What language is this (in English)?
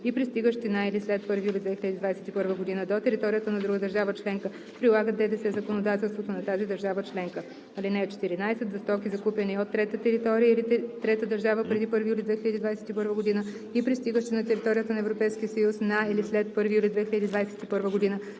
Bulgarian